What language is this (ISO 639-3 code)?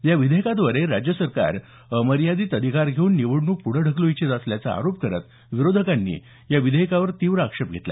mar